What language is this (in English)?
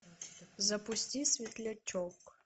Russian